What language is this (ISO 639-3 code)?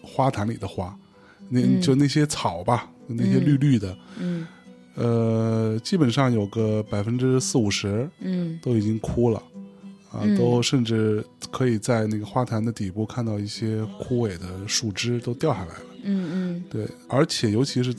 zho